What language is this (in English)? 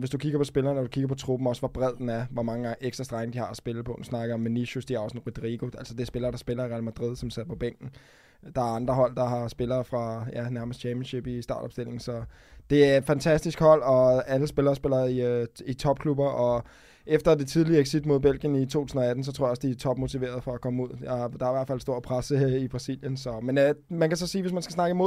Danish